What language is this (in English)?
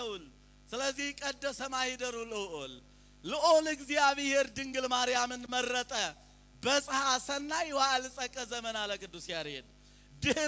Arabic